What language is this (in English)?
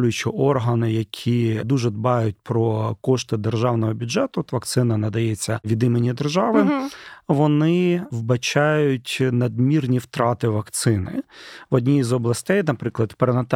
Ukrainian